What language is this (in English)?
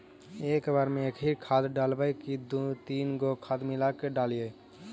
Magahi